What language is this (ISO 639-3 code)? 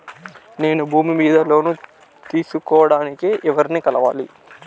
tel